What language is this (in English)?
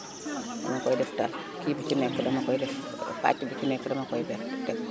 Wolof